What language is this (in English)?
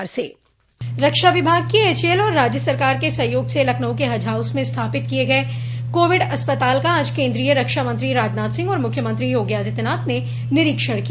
Hindi